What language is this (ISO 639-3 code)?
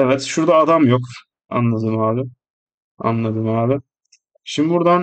tur